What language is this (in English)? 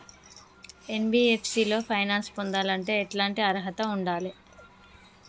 Telugu